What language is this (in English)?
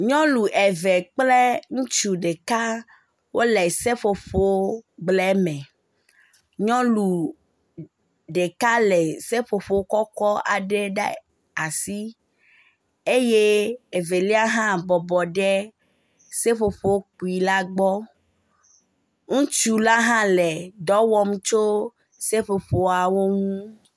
Ewe